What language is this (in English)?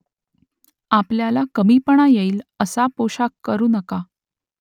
Marathi